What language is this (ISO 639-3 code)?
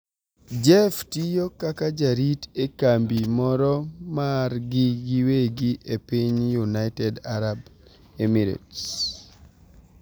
luo